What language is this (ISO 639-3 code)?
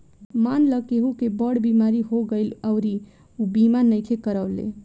bho